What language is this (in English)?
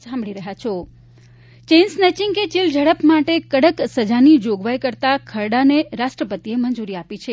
Gujarati